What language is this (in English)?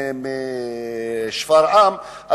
Hebrew